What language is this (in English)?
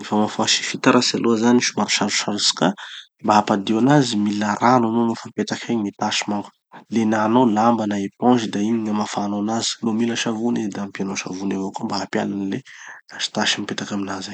Tanosy Malagasy